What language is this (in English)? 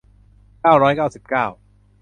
Thai